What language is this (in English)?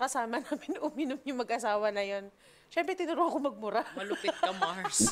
Filipino